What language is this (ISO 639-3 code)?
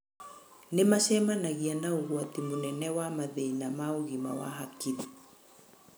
kik